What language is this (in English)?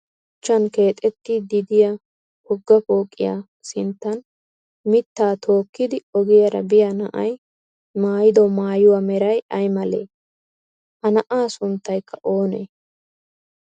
Wolaytta